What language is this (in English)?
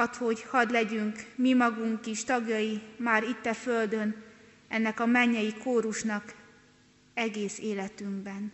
Hungarian